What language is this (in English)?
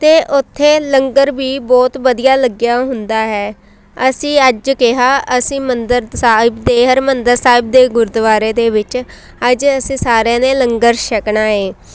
Punjabi